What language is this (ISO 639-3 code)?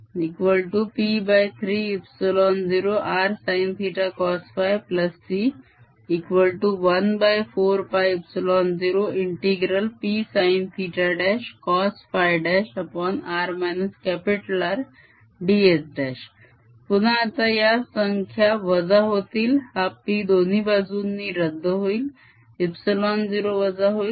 mar